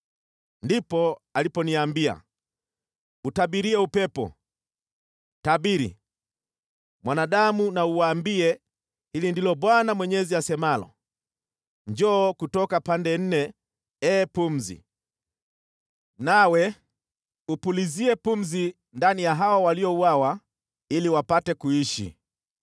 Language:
Swahili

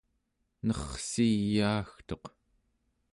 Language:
Central Yupik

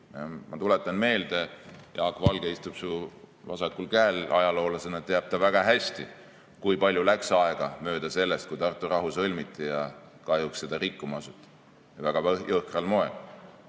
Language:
Estonian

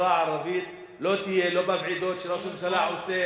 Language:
Hebrew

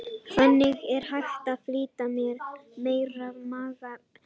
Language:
Icelandic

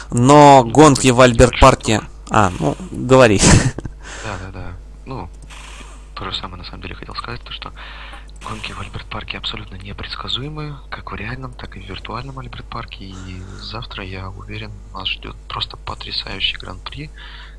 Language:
Russian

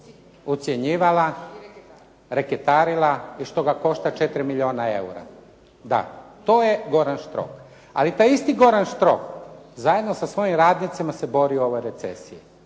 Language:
Croatian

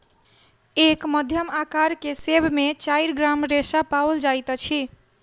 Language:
Maithili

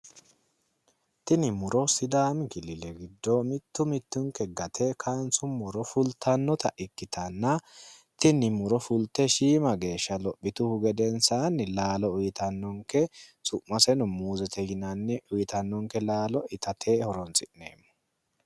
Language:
Sidamo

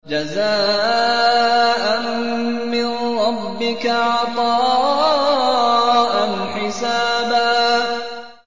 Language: Arabic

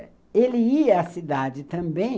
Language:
Portuguese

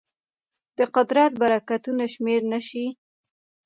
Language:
Pashto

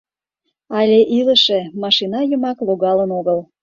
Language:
Mari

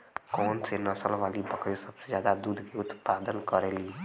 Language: Bhojpuri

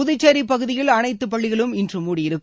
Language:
Tamil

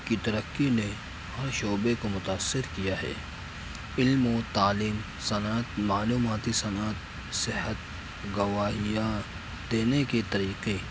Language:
Urdu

